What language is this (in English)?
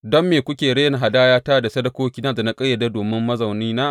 Hausa